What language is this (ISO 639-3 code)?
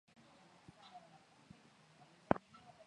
swa